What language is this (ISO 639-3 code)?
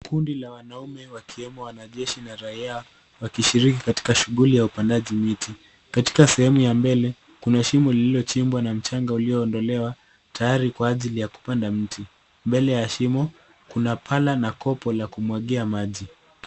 swa